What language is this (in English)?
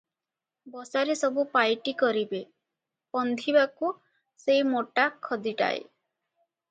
Odia